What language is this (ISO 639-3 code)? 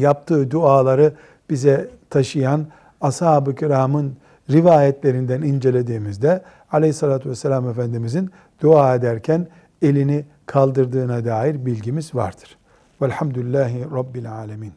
tur